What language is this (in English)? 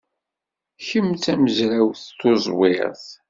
Kabyle